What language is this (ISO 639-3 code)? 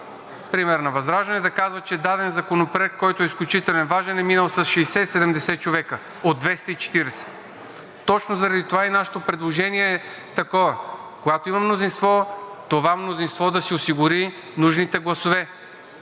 bul